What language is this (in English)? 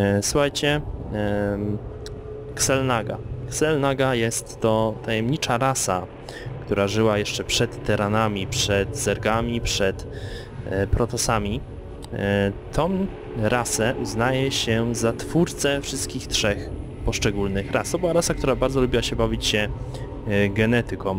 Polish